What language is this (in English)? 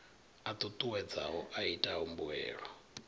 Venda